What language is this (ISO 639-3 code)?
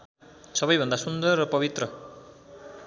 nep